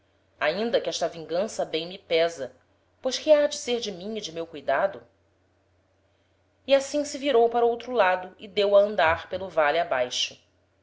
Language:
Portuguese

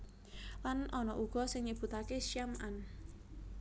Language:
Javanese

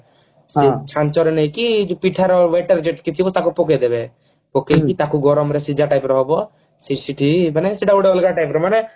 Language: Odia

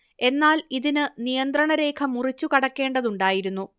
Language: Malayalam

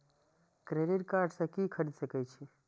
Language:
Maithili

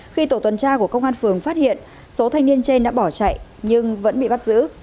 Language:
Vietnamese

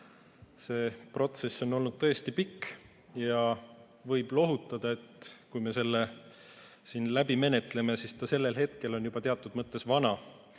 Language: Estonian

